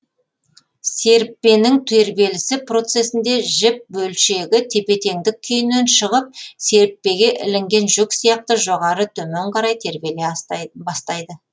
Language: Kazakh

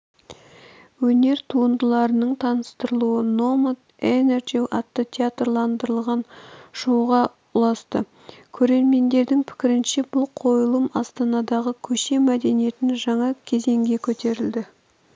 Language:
Kazakh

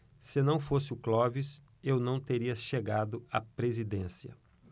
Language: Portuguese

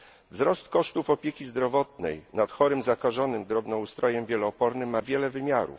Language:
Polish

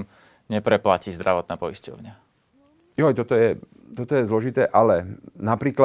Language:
Slovak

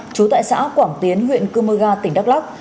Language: Vietnamese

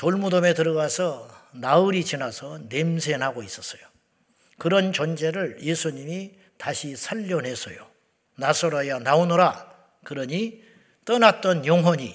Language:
Korean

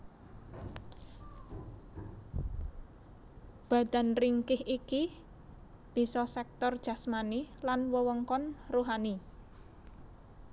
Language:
Javanese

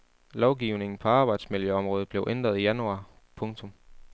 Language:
Danish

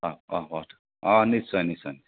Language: Assamese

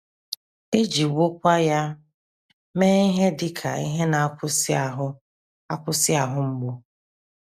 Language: Igbo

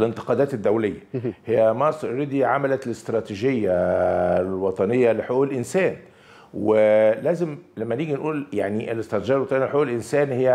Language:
Arabic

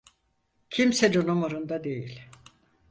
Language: Turkish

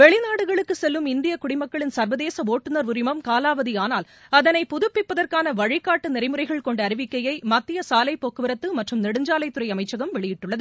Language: Tamil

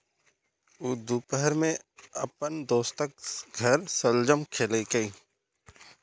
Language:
Maithili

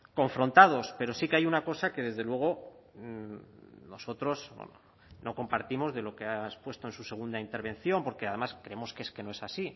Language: Spanish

